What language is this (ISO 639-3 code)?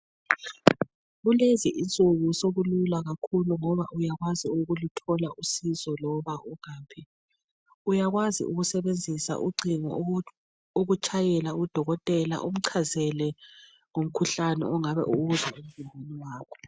nde